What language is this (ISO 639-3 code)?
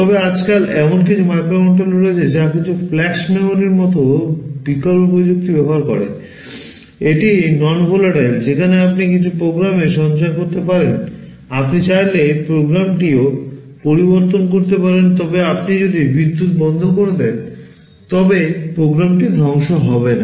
ben